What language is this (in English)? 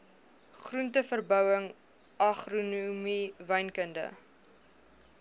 Afrikaans